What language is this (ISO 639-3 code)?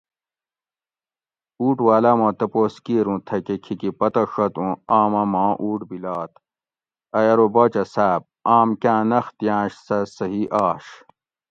gwc